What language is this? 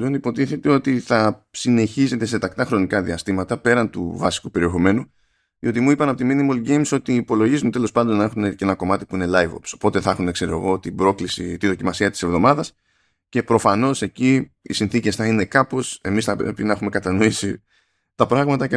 Greek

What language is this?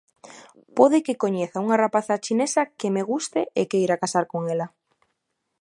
Galician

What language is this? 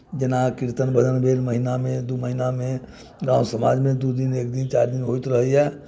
Maithili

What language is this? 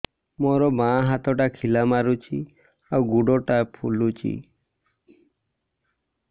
Odia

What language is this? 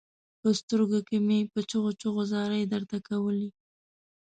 Pashto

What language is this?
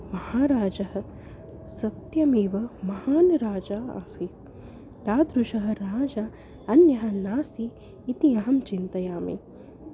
Sanskrit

